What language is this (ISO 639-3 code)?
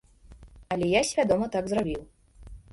bel